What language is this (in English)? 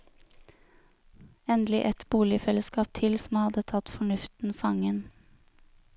Norwegian